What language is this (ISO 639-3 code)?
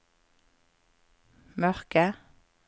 nor